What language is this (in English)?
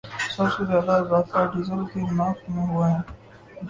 Urdu